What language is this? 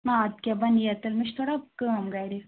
Kashmiri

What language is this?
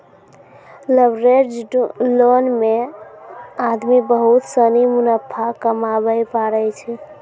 Maithili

